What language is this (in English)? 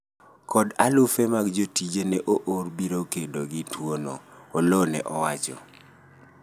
Luo (Kenya and Tanzania)